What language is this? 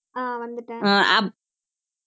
Tamil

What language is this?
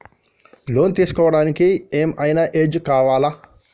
Telugu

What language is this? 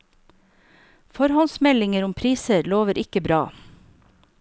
Norwegian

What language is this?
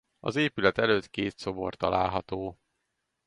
Hungarian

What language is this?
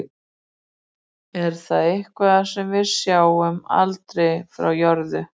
Icelandic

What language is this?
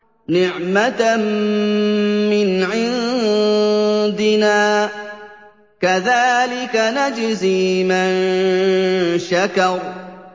Arabic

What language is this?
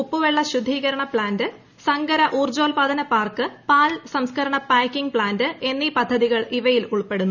Malayalam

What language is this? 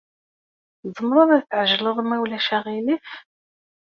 Kabyle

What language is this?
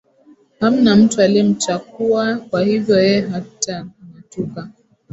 Swahili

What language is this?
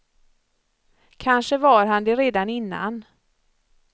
Swedish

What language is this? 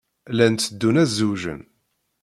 Kabyle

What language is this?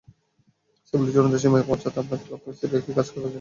Bangla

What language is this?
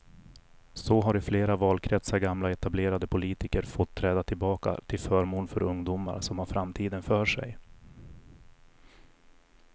Swedish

